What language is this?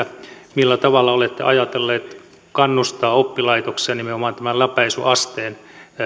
Finnish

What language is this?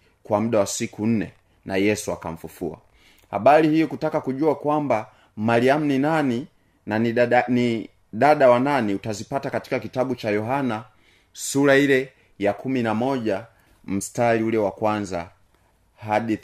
Swahili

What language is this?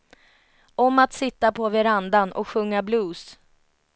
Swedish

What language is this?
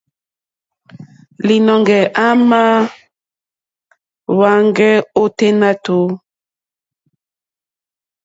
Mokpwe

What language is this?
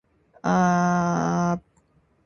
Indonesian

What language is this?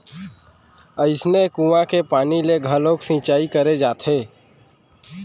Chhattisgarhi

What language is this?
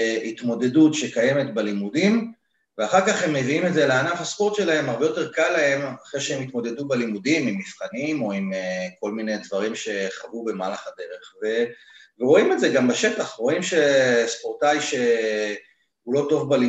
Hebrew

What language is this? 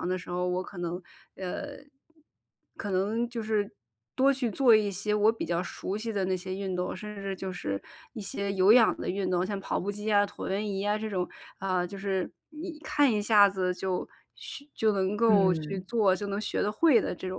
Chinese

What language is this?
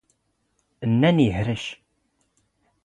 Standard Moroccan Tamazight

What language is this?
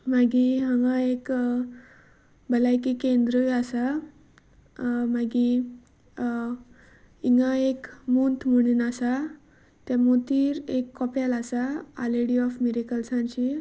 Konkani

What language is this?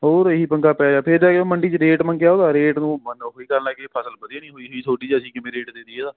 Punjabi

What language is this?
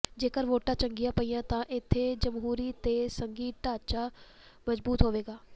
Punjabi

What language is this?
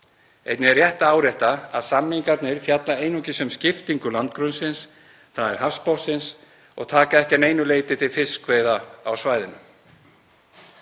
Icelandic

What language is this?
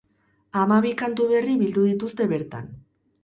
Basque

